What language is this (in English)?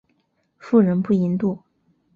Chinese